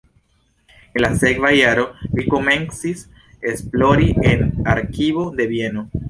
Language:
Esperanto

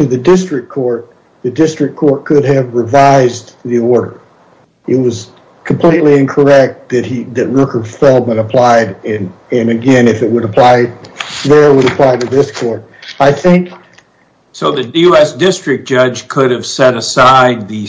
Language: English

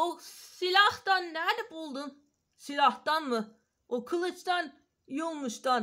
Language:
Turkish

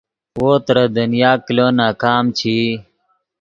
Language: Yidgha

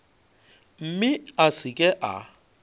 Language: Northern Sotho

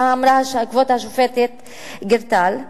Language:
Hebrew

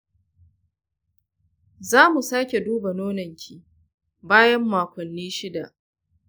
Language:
Hausa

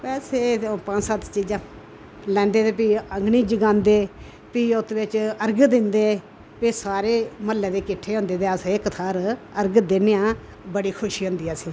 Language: Dogri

